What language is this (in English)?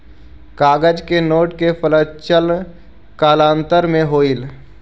Magahi